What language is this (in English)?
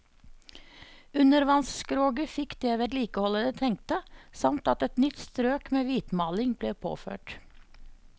Norwegian